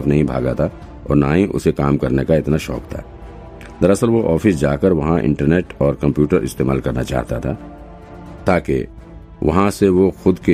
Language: Hindi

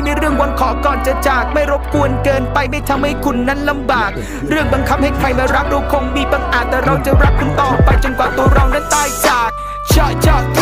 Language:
Thai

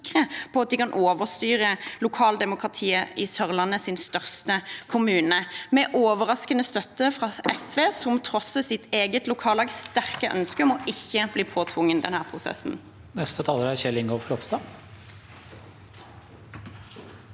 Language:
Norwegian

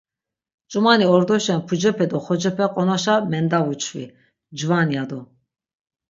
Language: Laz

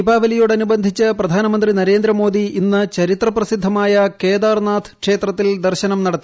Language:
Malayalam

